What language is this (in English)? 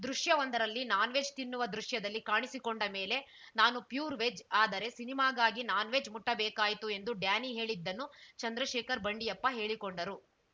Kannada